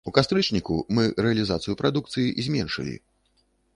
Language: Belarusian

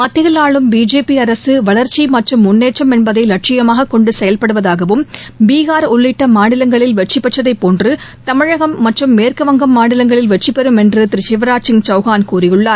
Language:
Tamil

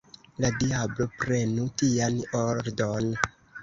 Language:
Esperanto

